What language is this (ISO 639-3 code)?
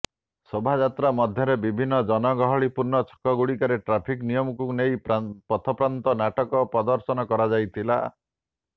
ori